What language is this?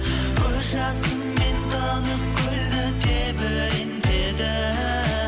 Kazakh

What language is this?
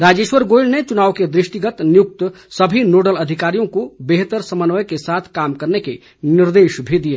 Hindi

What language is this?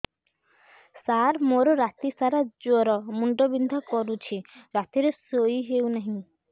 Odia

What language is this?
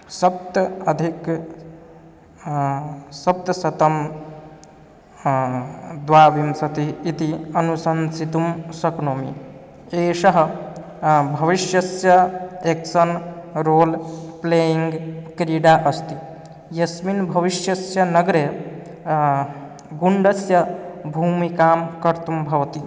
Sanskrit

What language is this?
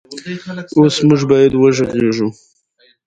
Pashto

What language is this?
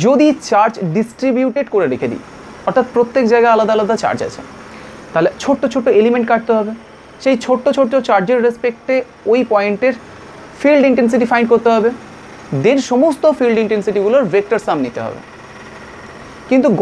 Hindi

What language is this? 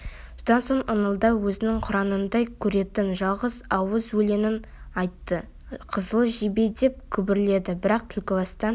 Kazakh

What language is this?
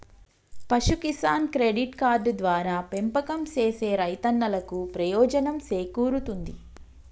Telugu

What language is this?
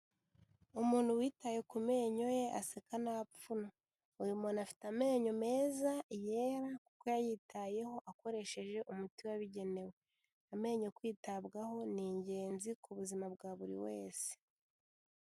Kinyarwanda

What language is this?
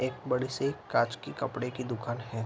Hindi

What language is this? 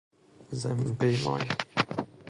Persian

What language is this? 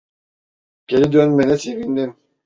Turkish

